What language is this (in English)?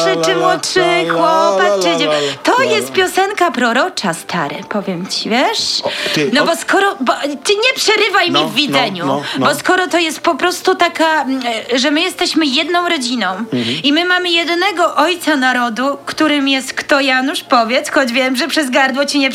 Polish